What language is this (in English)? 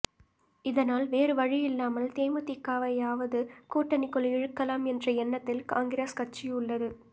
Tamil